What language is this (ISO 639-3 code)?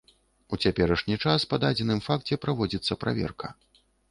bel